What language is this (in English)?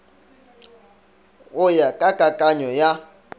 Northern Sotho